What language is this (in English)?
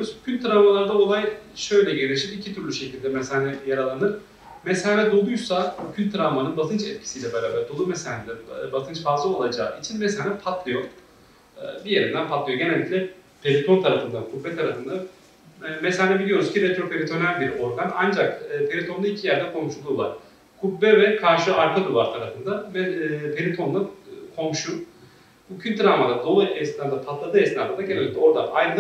Turkish